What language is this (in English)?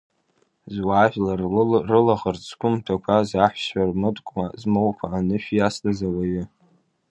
Abkhazian